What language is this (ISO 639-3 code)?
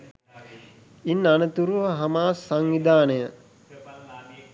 sin